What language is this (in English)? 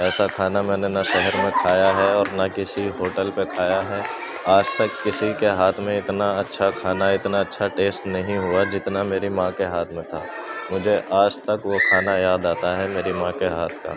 Urdu